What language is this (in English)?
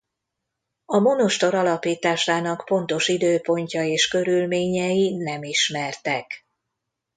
Hungarian